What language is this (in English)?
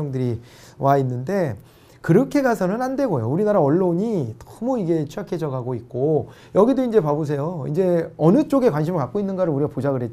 Korean